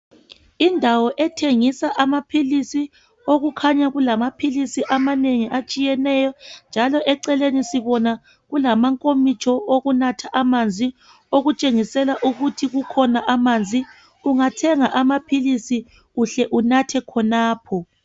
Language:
North Ndebele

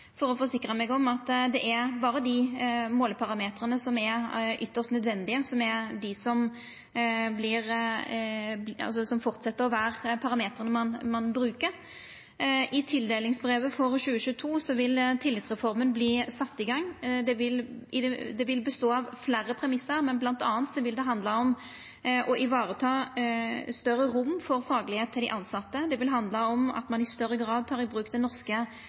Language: Norwegian Nynorsk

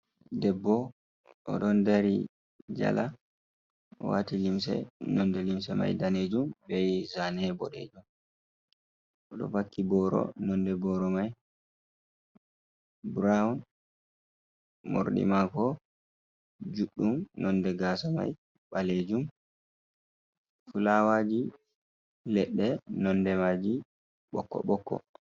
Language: Fula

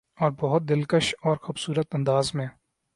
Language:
Urdu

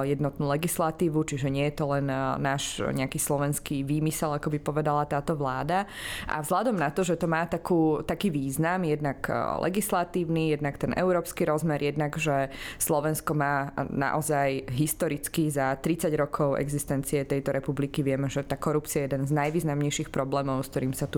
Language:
Slovak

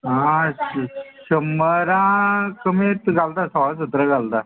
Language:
Konkani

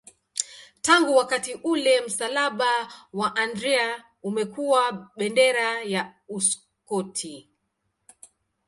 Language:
Swahili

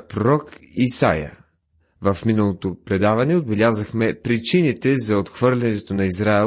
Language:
Bulgarian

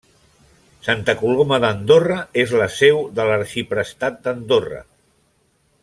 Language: Catalan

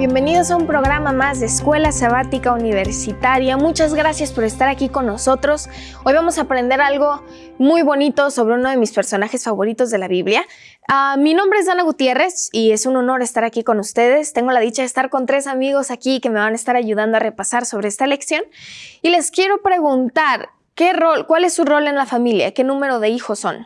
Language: Spanish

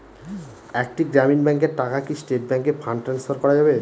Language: Bangla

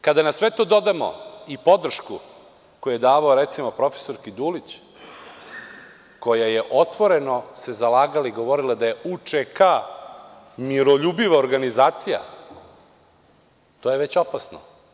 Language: Serbian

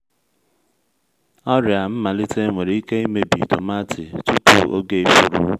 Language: Igbo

